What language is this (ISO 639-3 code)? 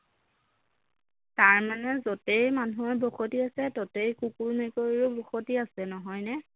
asm